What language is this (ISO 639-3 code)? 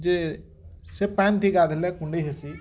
ori